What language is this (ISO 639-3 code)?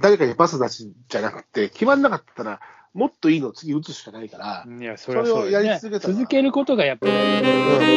jpn